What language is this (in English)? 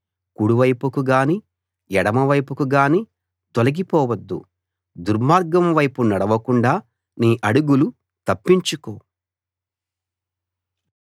Telugu